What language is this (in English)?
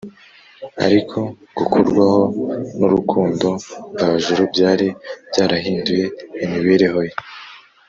Kinyarwanda